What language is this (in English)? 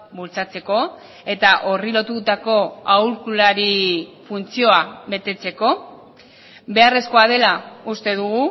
Basque